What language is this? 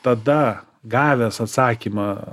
Lithuanian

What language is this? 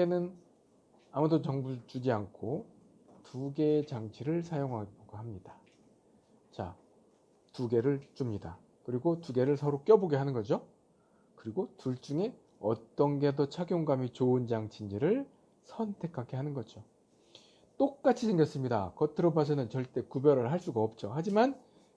Korean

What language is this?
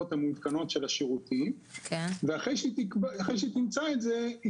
Hebrew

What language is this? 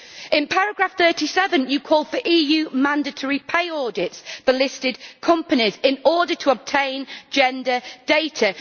English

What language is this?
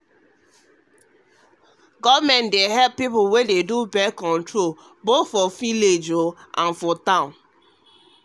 Nigerian Pidgin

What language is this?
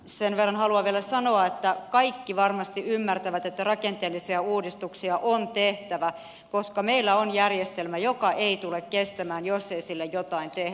Finnish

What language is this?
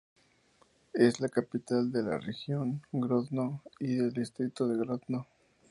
Spanish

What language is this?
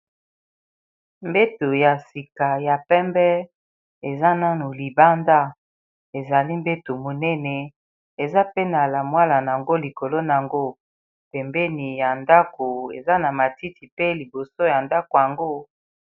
Lingala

